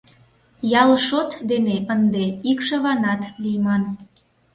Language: Mari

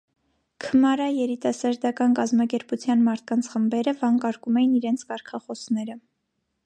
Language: Armenian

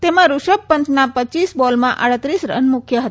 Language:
Gujarati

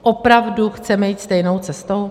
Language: Czech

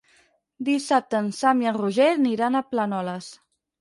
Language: Catalan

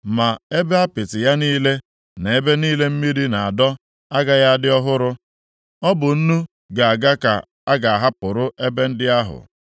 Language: Igbo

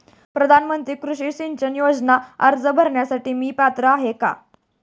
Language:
Marathi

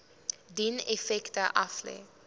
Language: Afrikaans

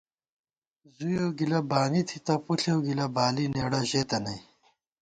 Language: Gawar-Bati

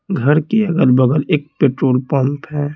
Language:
Hindi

